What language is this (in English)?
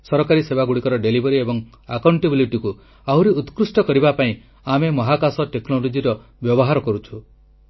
Odia